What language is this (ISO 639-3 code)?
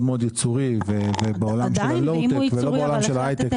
heb